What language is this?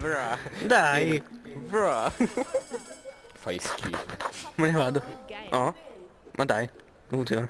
Italian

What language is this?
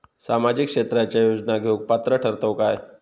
Marathi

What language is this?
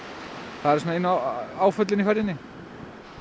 Icelandic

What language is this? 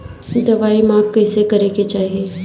Bhojpuri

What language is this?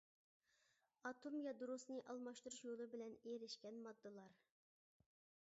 Uyghur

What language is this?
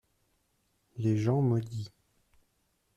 French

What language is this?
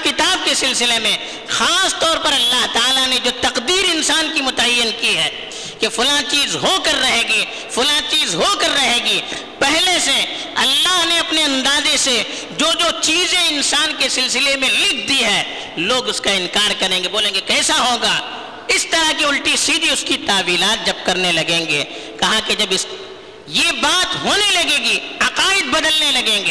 Urdu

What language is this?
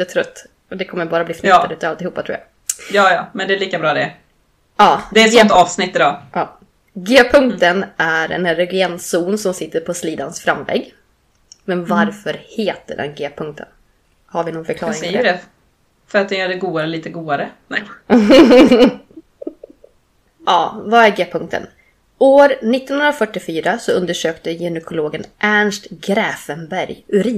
Swedish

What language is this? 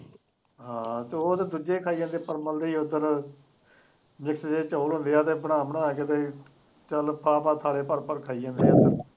Punjabi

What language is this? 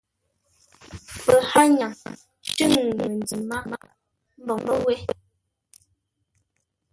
Ngombale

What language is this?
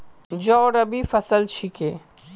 Magahi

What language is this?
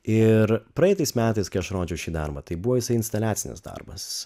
Lithuanian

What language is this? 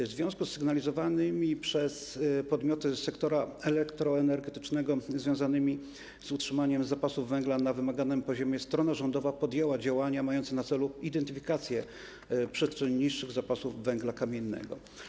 Polish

